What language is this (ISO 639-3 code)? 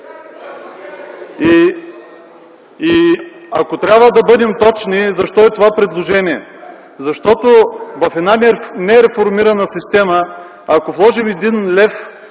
bul